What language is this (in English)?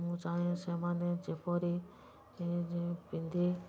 Odia